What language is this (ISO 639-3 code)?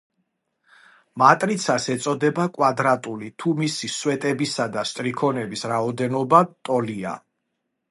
kat